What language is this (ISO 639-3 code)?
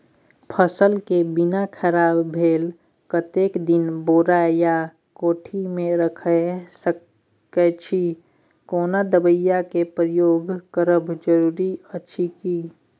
mai